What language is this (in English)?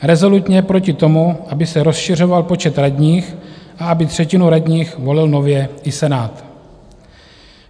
Czech